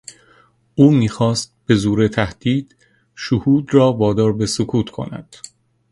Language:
Persian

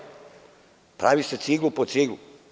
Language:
Serbian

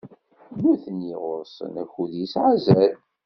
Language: Kabyle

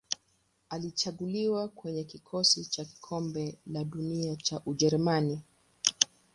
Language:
Swahili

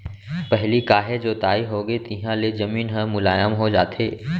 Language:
Chhattisgarhi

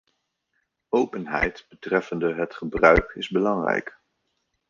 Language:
Dutch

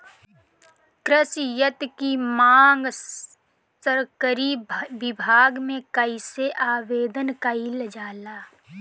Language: Bhojpuri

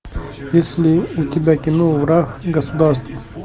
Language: Russian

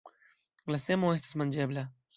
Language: Esperanto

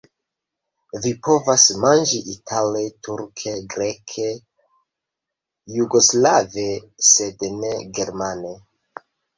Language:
Esperanto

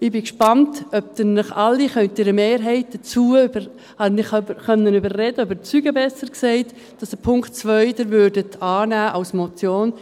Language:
Swiss German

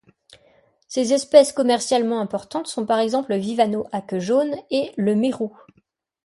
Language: French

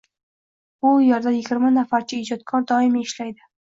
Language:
Uzbek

